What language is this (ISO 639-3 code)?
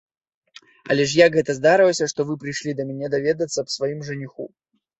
bel